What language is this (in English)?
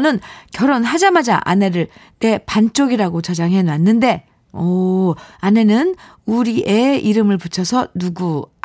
Korean